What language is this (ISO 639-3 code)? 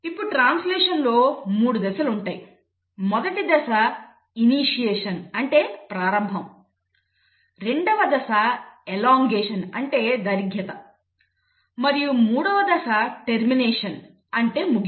tel